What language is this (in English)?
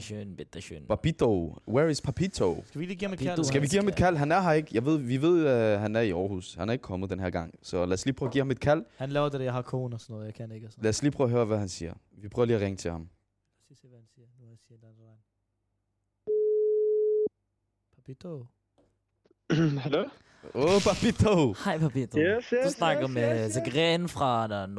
Danish